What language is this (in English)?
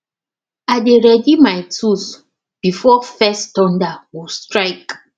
Nigerian Pidgin